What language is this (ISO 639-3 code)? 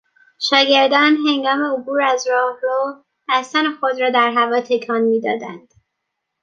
fas